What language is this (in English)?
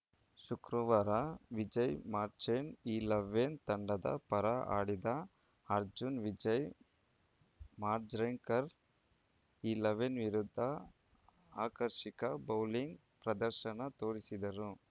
Kannada